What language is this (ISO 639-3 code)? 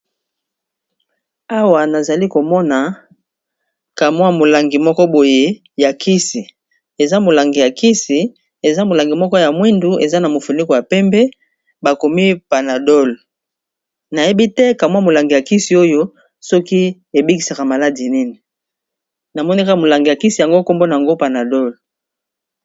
lin